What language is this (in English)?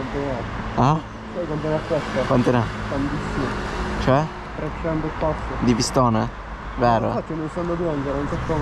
Italian